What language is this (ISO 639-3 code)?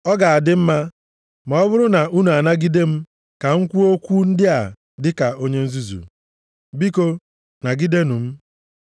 ibo